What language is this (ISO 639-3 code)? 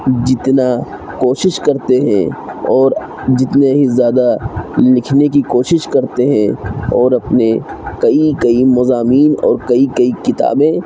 urd